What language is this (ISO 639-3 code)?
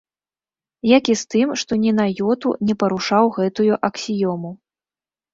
bel